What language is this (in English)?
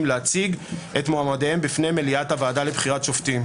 Hebrew